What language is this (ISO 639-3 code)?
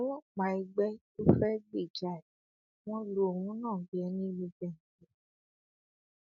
yor